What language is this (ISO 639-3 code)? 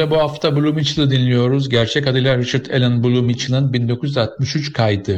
tur